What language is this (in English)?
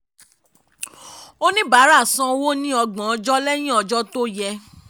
Yoruba